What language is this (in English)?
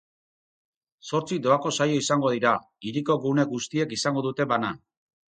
Basque